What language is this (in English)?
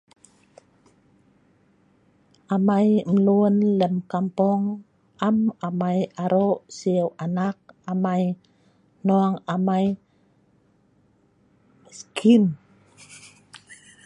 Sa'ban